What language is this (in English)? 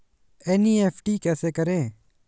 Hindi